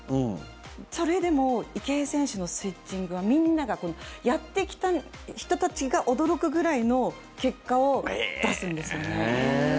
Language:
Japanese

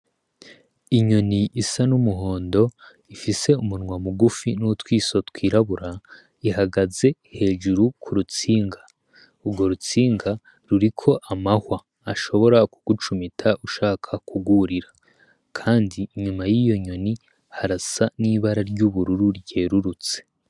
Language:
Rundi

